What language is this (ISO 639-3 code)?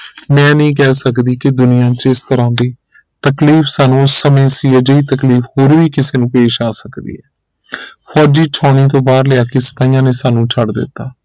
pan